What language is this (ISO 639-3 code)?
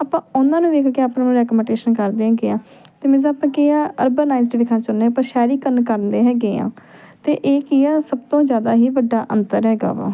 pan